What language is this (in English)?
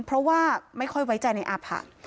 Thai